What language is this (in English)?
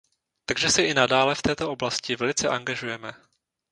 Czech